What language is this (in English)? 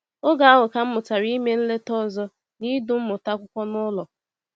Igbo